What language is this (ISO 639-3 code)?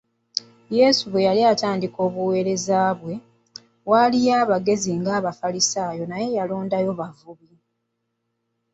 lug